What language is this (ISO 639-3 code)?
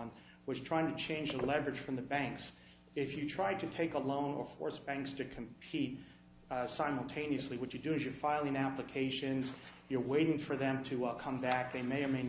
eng